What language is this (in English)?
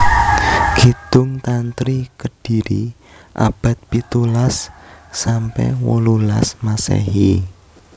Javanese